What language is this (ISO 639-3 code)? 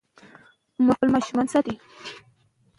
pus